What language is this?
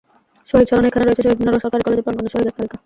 Bangla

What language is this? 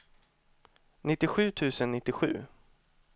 Swedish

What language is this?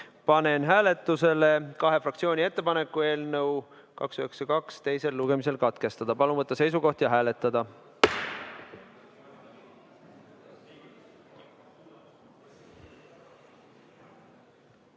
Estonian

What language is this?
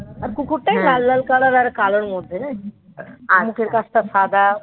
Bangla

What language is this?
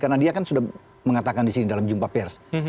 Indonesian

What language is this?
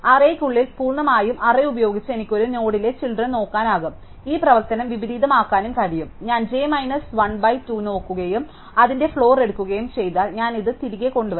Malayalam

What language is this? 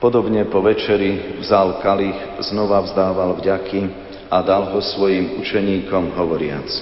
Slovak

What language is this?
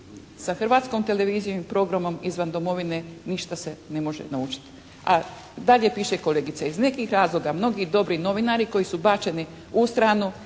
Croatian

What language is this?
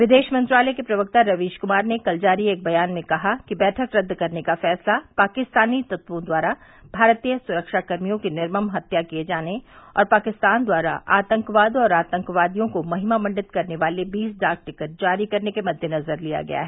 Hindi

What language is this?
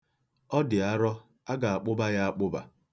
Igbo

